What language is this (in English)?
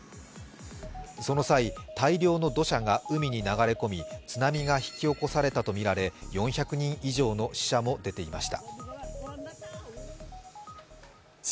Japanese